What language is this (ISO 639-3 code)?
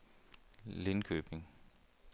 dan